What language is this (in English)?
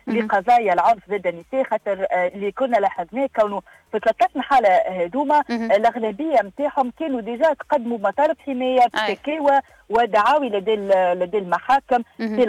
Arabic